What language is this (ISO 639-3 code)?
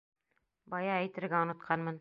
bak